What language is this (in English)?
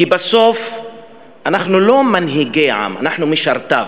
Hebrew